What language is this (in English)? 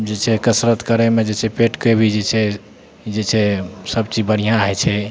Maithili